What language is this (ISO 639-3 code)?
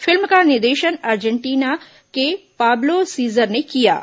hin